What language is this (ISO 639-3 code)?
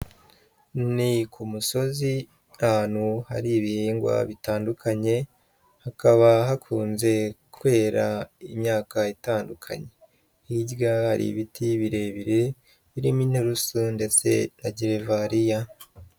kin